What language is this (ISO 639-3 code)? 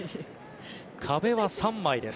jpn